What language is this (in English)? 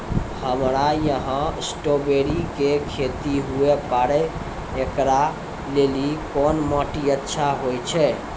Maithili